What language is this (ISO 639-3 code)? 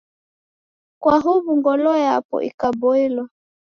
dav